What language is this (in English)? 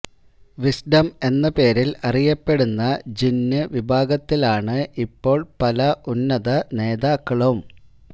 Malayalam